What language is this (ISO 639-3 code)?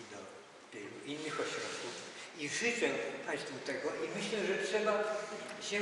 pol